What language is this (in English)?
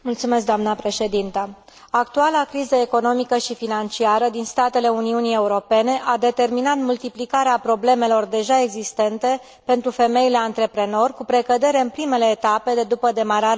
Romanian